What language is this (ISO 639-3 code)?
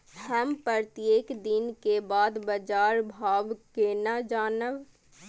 mai